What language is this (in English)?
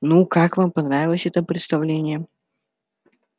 Russian